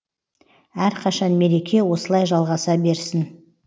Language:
Kazakh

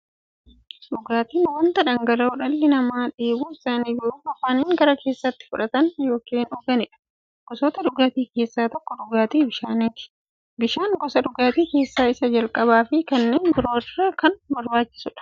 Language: Oromo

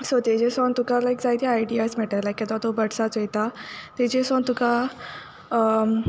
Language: Konkani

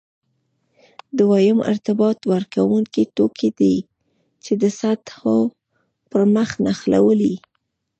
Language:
Pashto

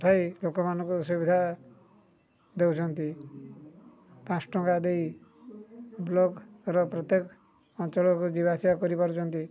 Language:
Odia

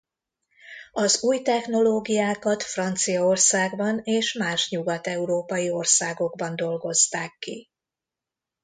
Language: Hungarian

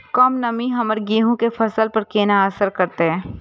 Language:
Maithili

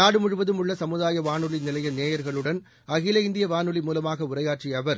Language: Tamil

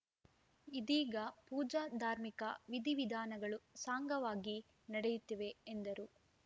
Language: Kannada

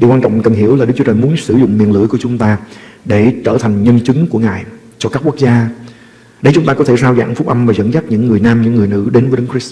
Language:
Vietnamese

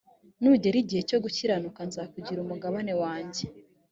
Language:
Kinyarwanda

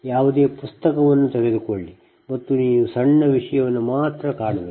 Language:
Kannada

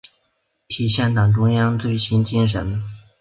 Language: Chinese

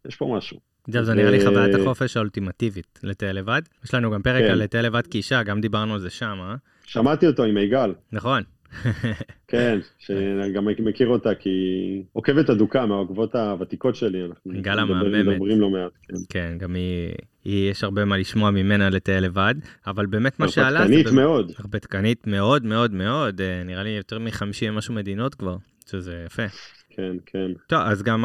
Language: Hebrew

